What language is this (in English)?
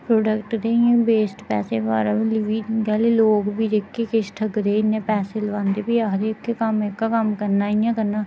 Dogri